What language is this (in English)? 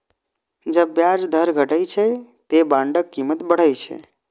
Maithili